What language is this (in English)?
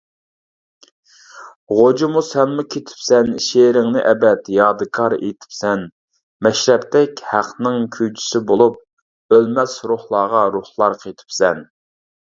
Uyghur